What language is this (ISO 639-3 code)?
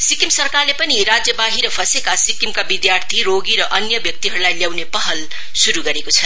nep